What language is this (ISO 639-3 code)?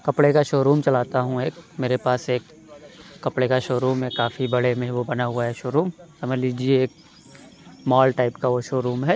urd